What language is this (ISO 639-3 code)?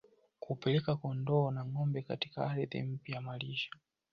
swa